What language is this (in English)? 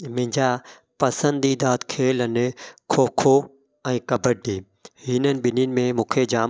Sindhi